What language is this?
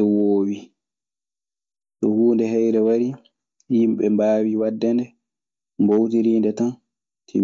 Maasina Fulfulde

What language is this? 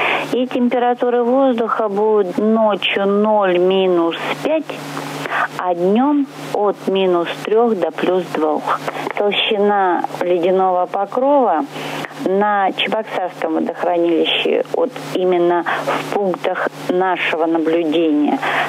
Russian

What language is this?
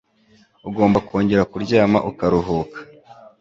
Kinyarwanda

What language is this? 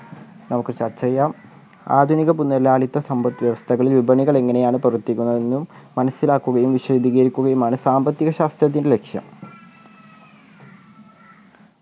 Malayalam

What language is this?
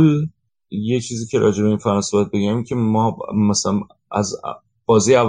Persian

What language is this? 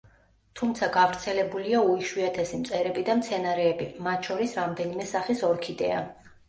Georgian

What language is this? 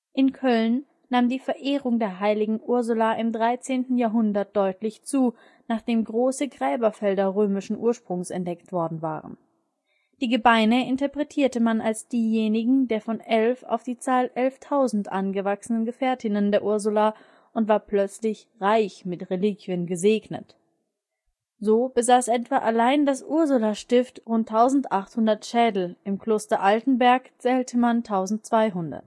German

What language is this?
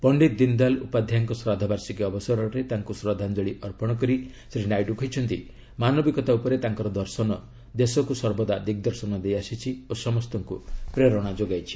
Odia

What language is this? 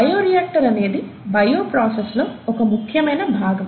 Telugu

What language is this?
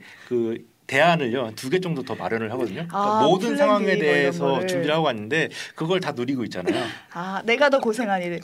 Korean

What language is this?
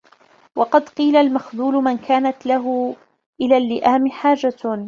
Arabic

